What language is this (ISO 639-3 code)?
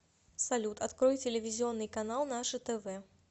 rus